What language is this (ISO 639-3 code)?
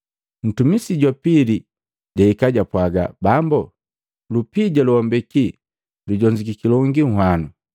mgv